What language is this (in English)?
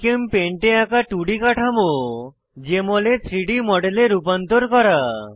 Bangla